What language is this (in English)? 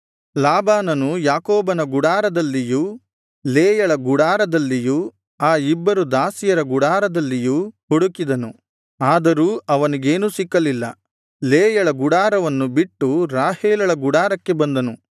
Kannada